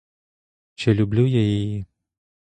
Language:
Ukrainian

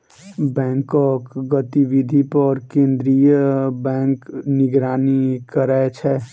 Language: Maithili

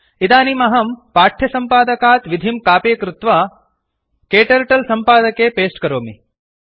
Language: Sanskrit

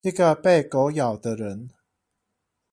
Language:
Chinese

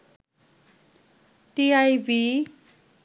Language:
Bangla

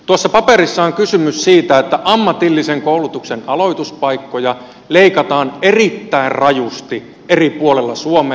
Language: Finnish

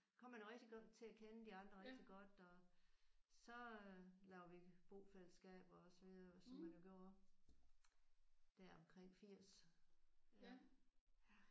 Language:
Danish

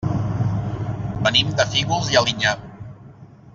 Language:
Catalan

